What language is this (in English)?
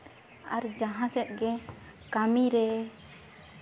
Santali